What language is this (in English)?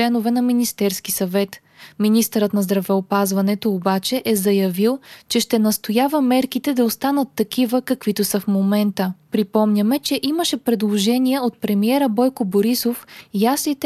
Bulgarian